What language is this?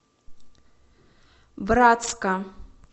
Russian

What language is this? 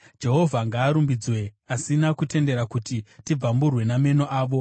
Shona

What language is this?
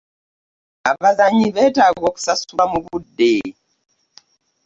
Ganda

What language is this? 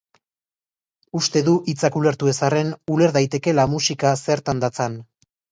Basque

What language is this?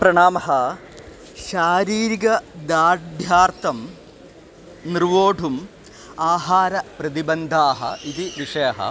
Sanskrit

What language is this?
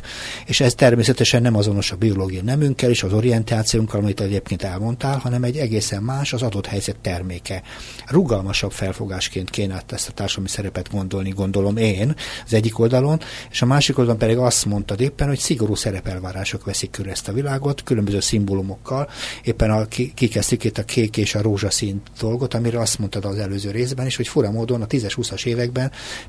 Hungarian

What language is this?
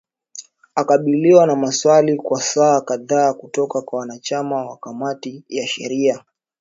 Swahili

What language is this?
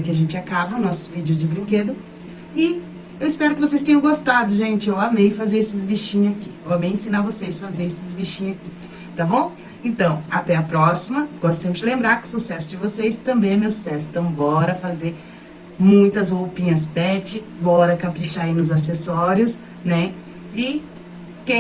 Portuguese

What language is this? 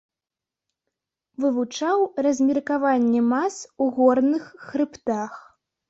Belarusian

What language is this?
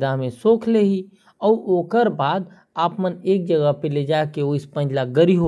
Korwa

